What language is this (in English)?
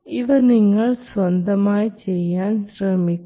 Malayalam